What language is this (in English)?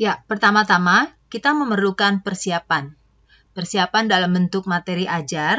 Indonesian